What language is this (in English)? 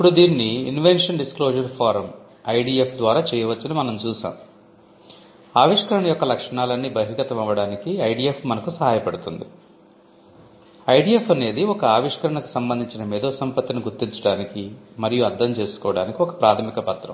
Telugu